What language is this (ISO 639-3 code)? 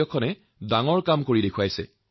asm